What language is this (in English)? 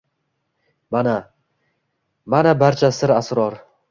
Uzbek